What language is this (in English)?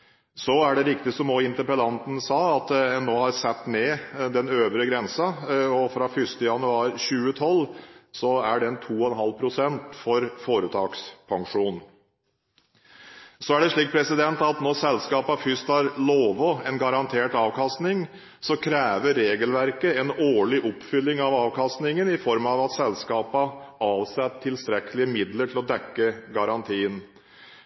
Norwegian Bokmål